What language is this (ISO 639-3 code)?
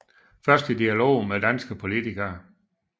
dan